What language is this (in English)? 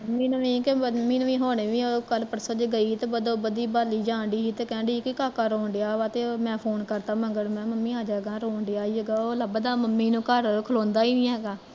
Punjabi